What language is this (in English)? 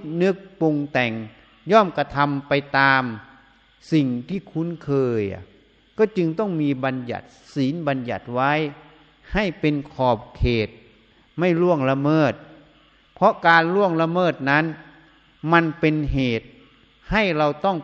Thai